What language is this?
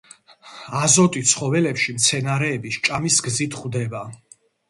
Georgian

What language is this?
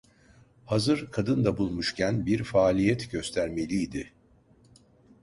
Turkish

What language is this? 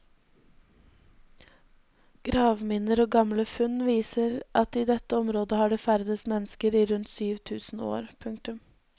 Norwegian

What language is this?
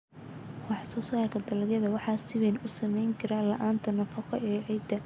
Somali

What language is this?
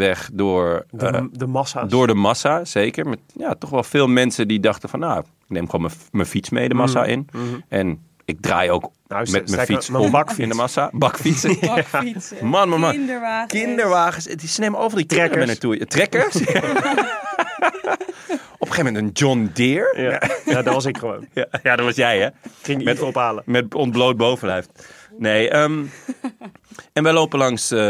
Dutch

